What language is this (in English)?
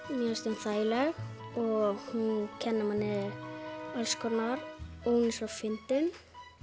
Icelandic